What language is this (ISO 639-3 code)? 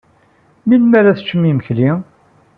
kab